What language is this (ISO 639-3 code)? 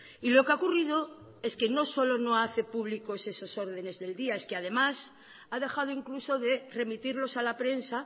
spa